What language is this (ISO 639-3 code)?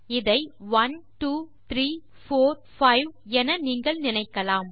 tam